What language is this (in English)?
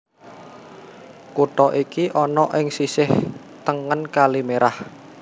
Javanese